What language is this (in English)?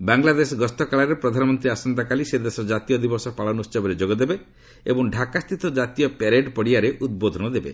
Odia